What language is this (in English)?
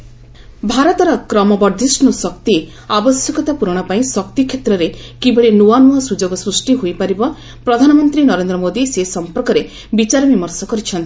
Odia